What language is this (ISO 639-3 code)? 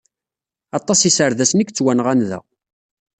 kab